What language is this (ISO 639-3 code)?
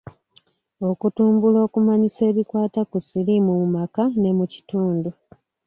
lug